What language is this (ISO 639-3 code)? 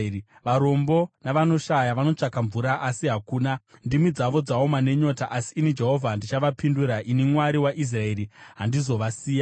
sna